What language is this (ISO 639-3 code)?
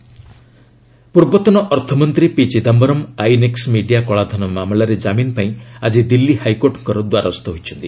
ori